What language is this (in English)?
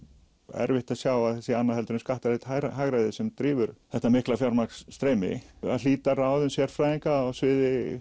Icelandic